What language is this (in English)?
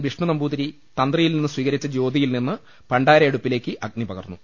Malayalam